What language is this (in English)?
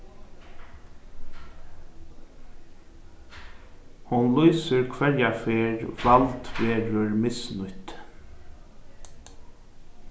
Faroese